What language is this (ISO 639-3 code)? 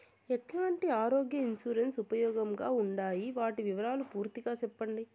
tel